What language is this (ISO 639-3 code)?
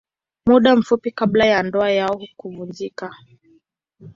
swa